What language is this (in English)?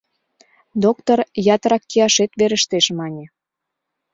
Mari